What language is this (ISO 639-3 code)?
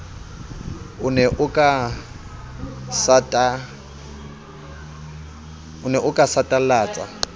sot